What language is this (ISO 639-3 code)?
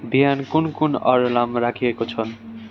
nep